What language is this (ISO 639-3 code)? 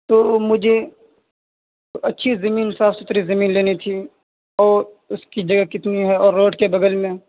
urd